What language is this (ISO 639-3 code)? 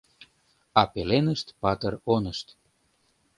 chm